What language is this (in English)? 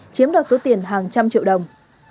Vietnamese